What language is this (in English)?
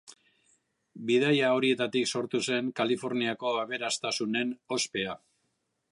Basque